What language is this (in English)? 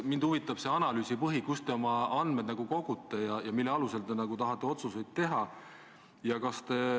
Estonian